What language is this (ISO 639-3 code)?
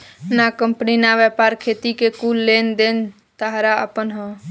bho